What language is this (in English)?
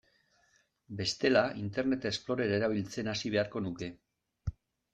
Basque